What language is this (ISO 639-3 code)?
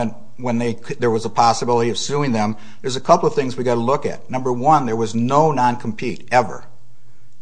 eng